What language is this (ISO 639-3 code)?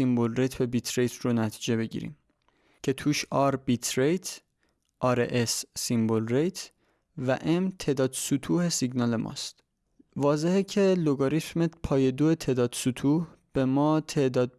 fas